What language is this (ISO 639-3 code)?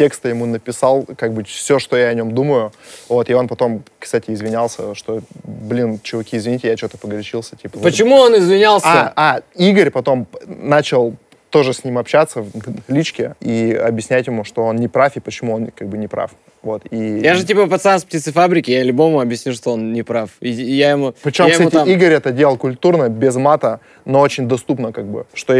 rus